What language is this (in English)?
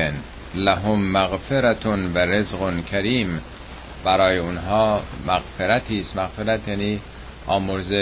Persian